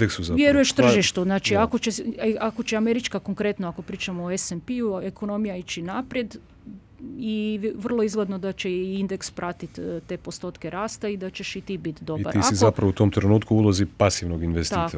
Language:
Croatian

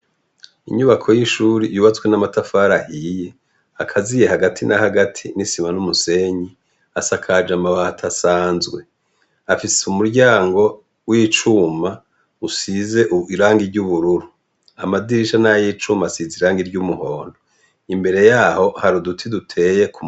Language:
Rundi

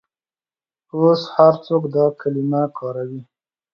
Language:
Pashto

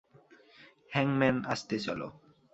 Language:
Bangla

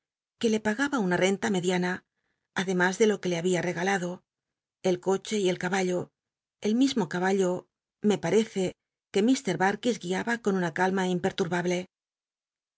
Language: Spanish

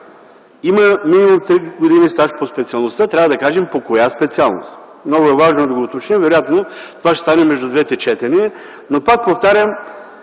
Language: Bulgarian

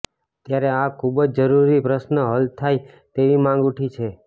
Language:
Gujarati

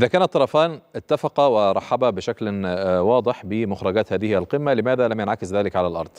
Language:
Arabic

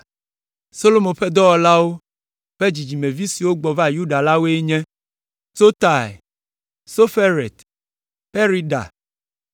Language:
Ewe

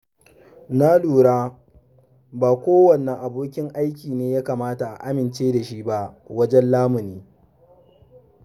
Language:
Hausa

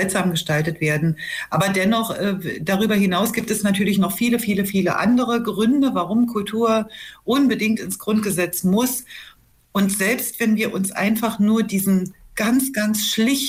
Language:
German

